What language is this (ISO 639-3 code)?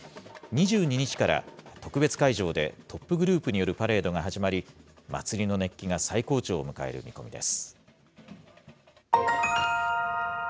jpn